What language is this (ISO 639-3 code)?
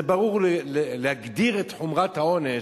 heb